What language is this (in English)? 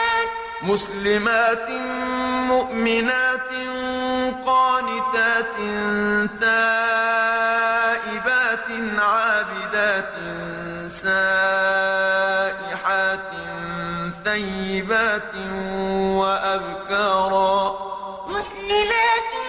Arabic